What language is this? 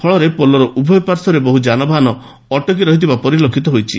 Odia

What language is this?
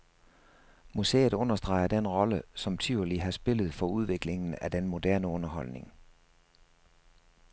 Danish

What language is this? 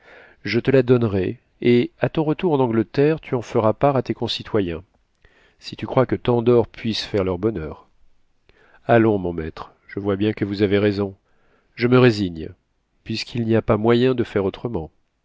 French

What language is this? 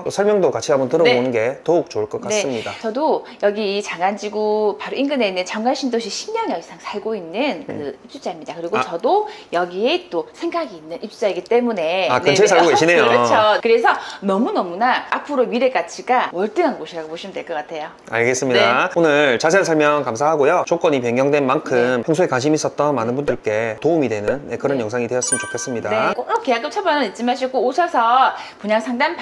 Korean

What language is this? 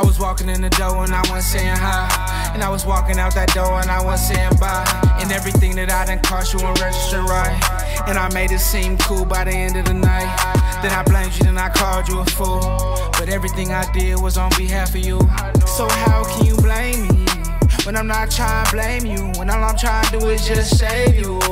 English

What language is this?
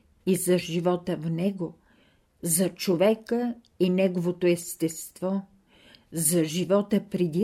Bulgarian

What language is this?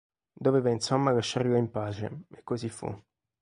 Italian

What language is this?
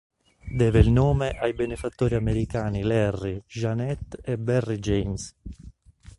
Italian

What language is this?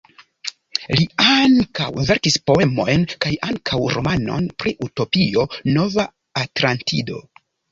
Esperanto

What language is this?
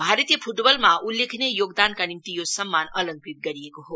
Nepali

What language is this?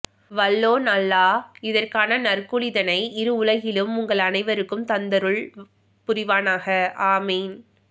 Tamil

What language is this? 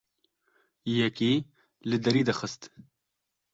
Kurdish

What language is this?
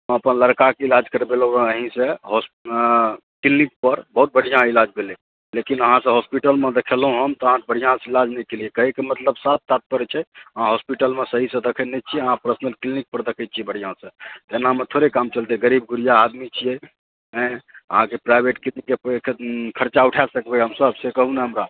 Maithili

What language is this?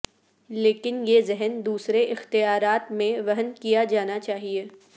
Urdu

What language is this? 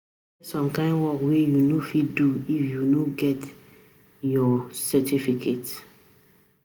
Nigerian Pidgin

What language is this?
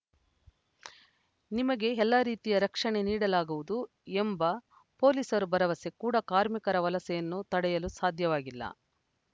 Kannada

